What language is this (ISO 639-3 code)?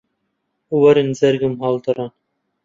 ckb